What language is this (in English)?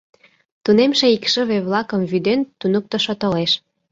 Mari